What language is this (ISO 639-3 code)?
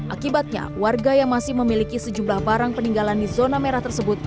ind